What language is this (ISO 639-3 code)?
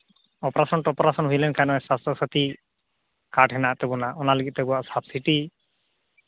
sat